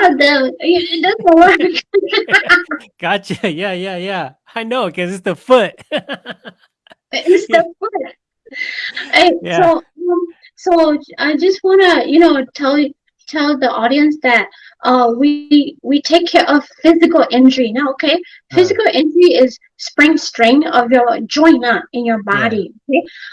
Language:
English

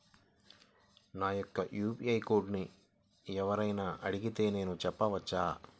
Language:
Telugu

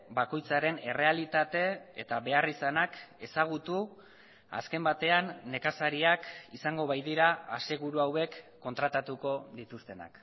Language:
Basque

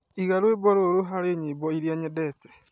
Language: Kikuyu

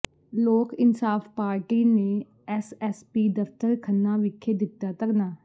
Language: Punjabi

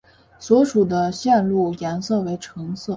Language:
Chinese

